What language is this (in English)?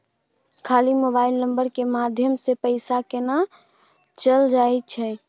Maithili